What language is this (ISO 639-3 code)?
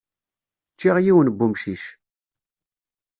kab